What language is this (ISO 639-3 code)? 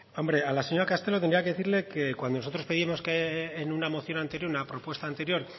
spa